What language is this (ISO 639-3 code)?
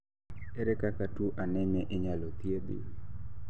luo